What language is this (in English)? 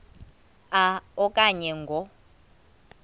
Xhosa